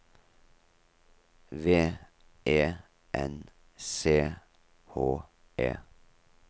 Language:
Norwegian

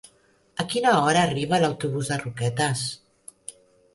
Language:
Catalan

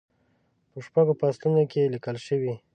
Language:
Pashto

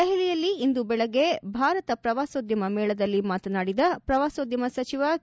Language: Kannada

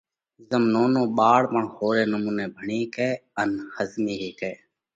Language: Parkari Koli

